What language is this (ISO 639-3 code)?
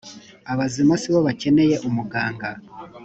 kin